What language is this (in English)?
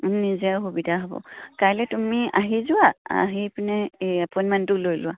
Assamese